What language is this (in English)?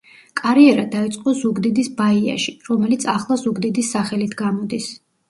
Georgian